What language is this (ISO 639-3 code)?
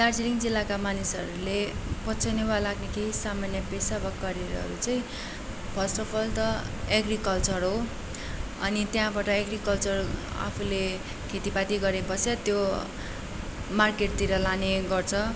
nep